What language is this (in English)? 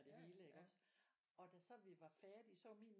Danish